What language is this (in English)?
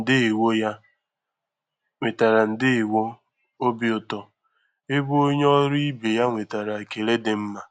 Igbo